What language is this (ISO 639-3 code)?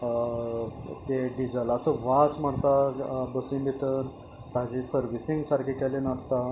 kok